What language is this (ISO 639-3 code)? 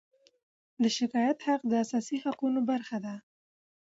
pus